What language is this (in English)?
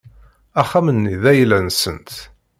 Kabyle